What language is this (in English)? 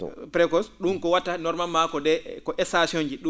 Fula